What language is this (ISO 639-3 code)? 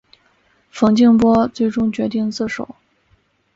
zho